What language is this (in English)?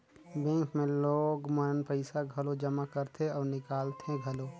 Chhattisgarhi